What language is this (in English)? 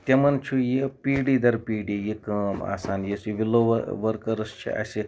Kashmiri